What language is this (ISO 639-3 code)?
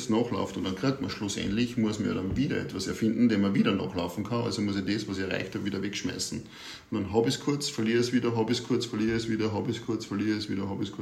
deu